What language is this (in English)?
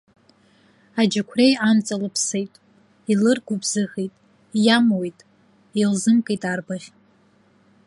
Abkhazian